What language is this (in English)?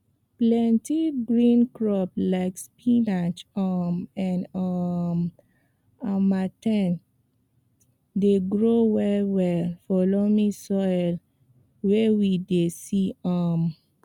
Nigerian Pidgin